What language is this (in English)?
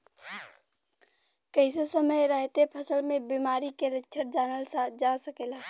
Bhojpuri